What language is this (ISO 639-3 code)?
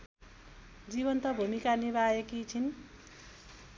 nep